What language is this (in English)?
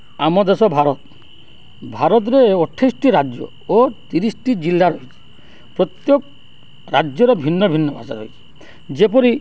Odia